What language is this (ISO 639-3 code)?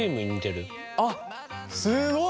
jpn